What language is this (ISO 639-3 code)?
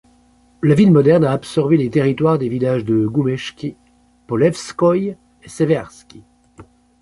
fra